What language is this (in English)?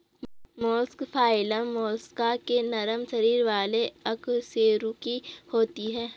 Hindi